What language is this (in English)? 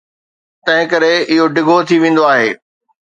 Sindhi